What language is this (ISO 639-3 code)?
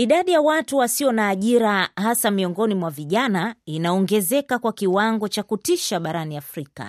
swa